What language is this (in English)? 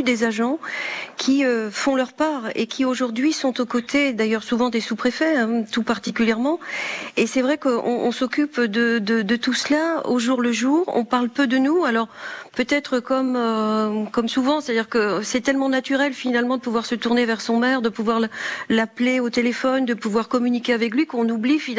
French